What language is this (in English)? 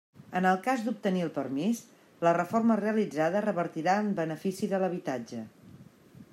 Catalan